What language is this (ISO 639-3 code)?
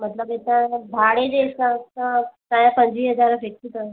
snd